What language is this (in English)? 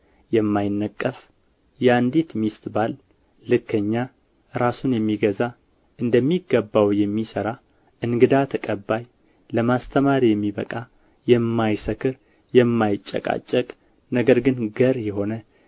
Amharic